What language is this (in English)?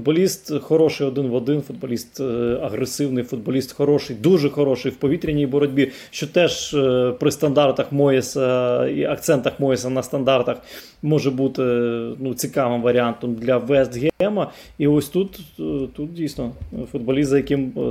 Ukrainian